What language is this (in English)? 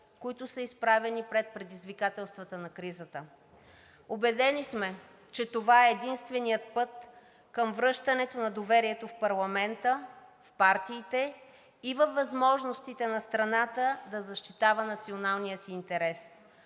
Bulgarian